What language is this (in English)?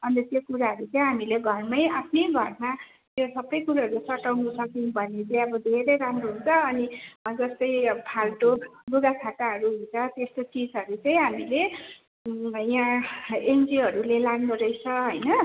Nepali